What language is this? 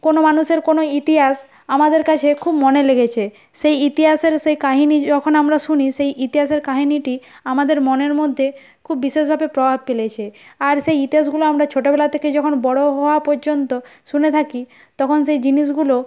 Bangla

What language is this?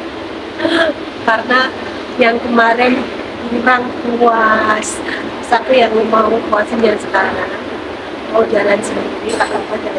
Indonesian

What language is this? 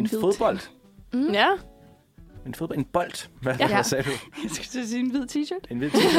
Danish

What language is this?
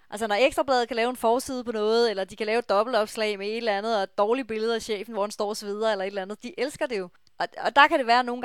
Danish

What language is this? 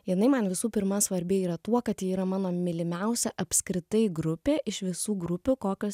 Lithuanian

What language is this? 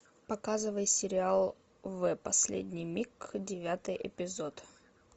Russian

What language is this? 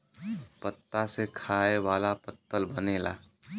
Bhojpuri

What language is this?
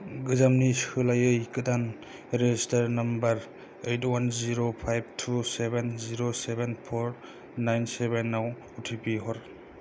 Bodo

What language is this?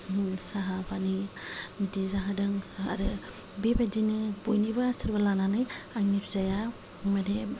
Bodo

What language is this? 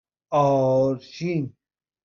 Persian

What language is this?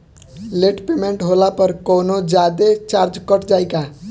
Bhojpuri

